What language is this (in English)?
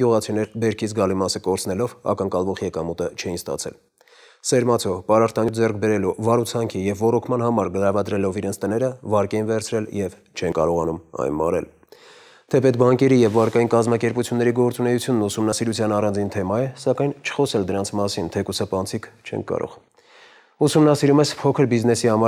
Romanian